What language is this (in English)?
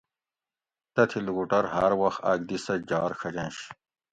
Gawri